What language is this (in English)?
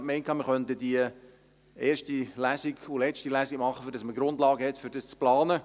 Swiss German